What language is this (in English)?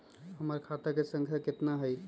Magahi